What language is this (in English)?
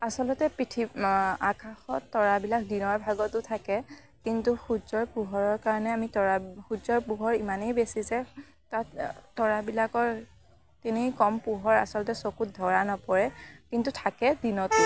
Assamese